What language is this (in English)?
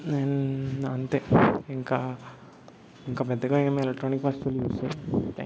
Telugu